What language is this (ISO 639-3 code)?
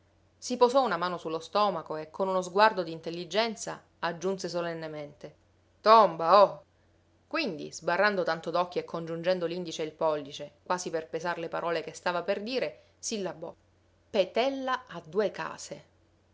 ita